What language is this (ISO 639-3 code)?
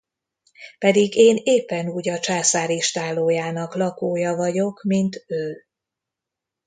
hun